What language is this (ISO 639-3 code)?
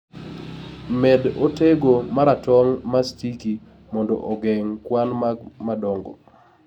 luo